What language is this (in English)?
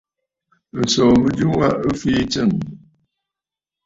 Bafut